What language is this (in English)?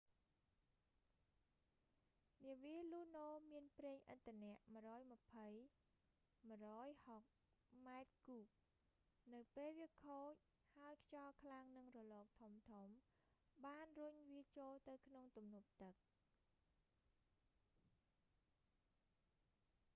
Khmer